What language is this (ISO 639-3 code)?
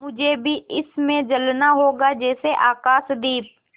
hin